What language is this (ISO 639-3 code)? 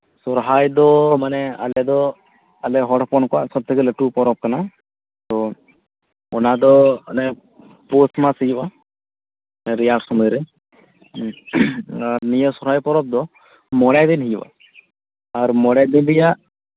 sat